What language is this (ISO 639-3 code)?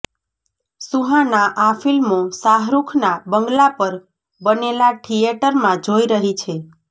guj